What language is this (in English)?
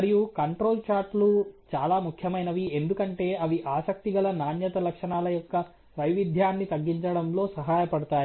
Telugu